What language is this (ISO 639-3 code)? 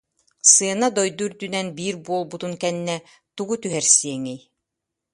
sah